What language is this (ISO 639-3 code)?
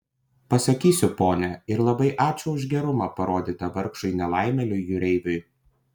lit